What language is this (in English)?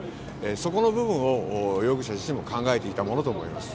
Japanese